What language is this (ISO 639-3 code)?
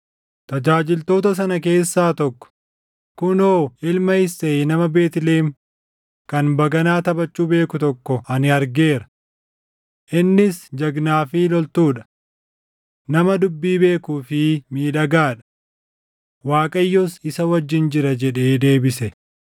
orm